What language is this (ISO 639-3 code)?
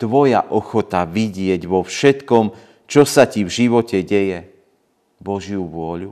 slk